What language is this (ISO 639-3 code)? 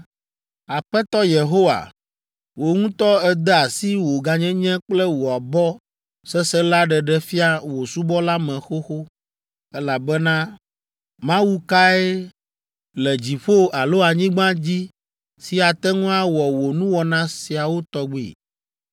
ewe